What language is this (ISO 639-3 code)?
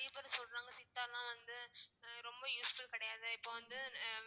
tam